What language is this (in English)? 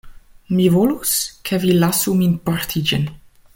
Esperanto